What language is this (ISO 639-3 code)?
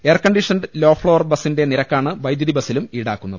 mal